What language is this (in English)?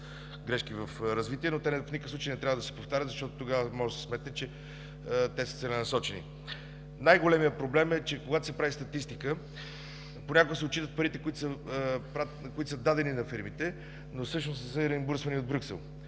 Bulgarian